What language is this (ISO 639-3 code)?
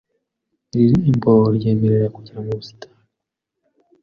kin